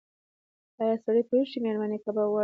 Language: Pashto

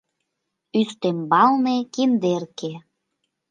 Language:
Mari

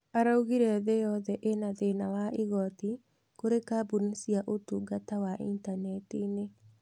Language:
Kikuyu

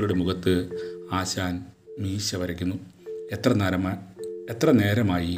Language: Malayalam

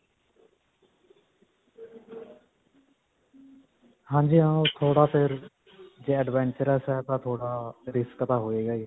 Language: Punjabi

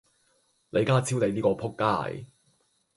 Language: Cantonese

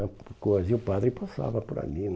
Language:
Portuguese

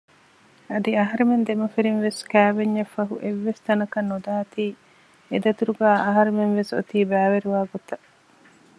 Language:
Divehi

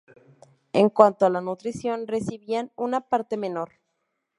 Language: Spanish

